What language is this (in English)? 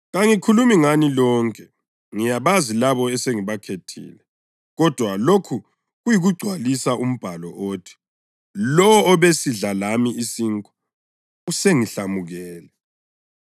North Ndebele